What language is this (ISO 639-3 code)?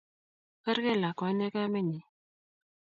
kln